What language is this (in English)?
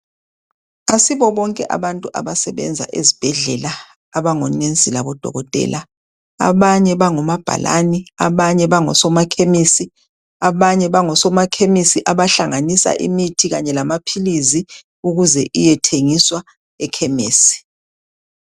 North Ndebele